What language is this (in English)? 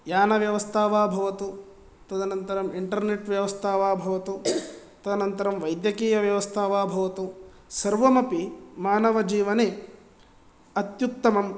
Sanskrit